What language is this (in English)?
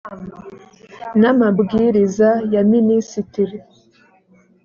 Kinyarwanda